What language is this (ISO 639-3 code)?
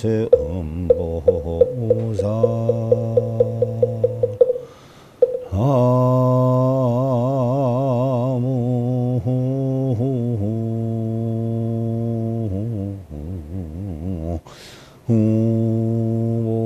kor